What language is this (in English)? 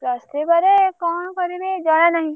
Odia